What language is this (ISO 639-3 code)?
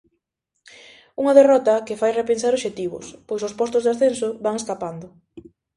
glg